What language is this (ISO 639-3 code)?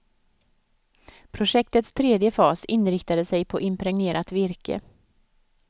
swe